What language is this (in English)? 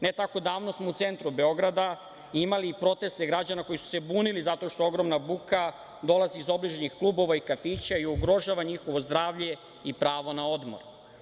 Serbian